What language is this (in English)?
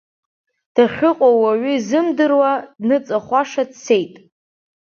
Abkhazian